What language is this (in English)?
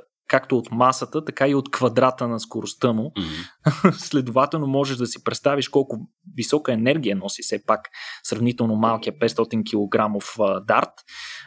Bulgarian